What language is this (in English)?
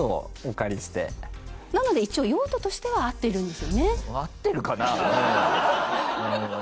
Japanese